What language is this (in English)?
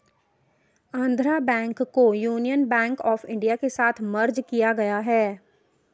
Hindi